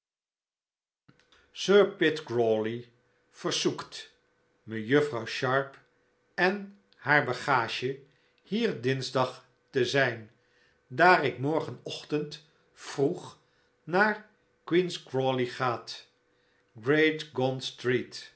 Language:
Dutch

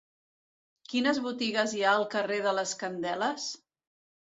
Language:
Catalan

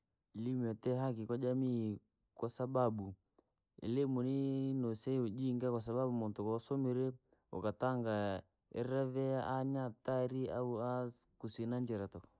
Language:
Langi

